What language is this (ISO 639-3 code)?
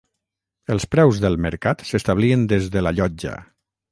cat